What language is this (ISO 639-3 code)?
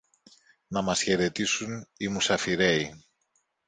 ell